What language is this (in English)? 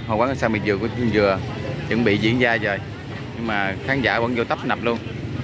Vietnamese